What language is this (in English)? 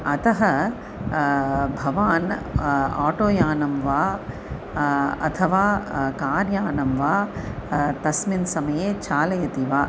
Sanskrit